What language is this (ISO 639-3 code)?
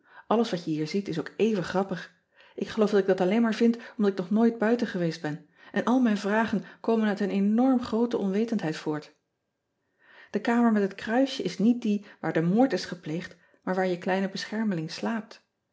nld